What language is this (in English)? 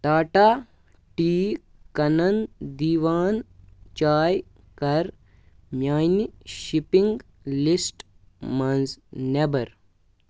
Kashmiri